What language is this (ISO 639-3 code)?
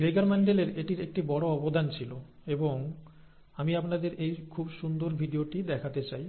ben